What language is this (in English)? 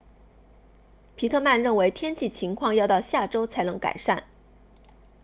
Chinese